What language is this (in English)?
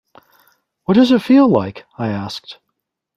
English